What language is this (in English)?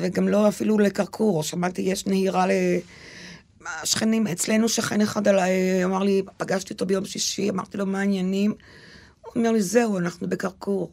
Hebrew